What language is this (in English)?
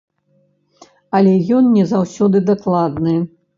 Belarusian